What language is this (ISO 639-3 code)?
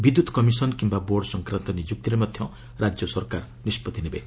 ori